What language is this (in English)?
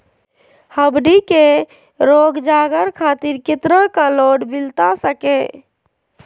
Magahi